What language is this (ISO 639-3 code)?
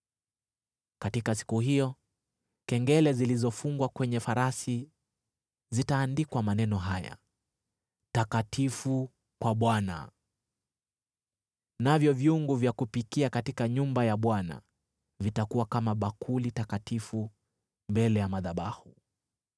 swa